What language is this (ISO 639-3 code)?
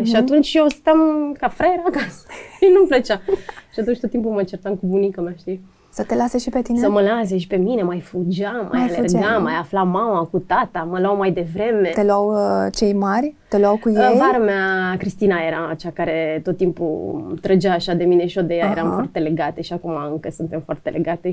ron